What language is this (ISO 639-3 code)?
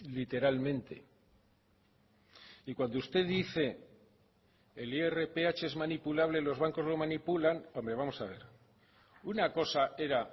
spa